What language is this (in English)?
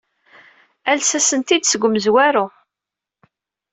Kabyle